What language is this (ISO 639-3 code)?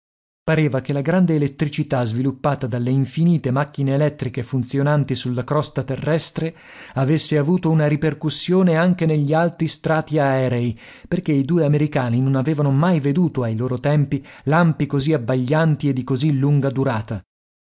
ita